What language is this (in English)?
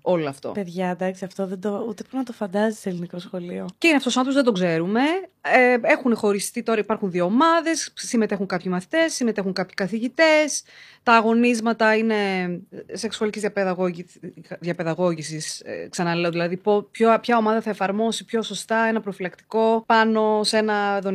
Greek